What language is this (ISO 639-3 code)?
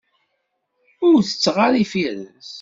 kab